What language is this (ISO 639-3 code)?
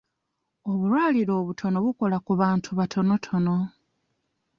lug